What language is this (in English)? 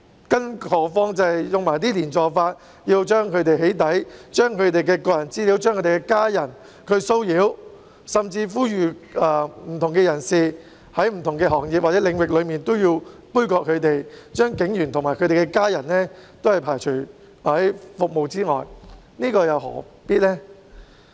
Cantonese